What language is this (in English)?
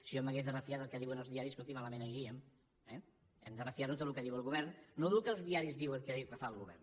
Catalan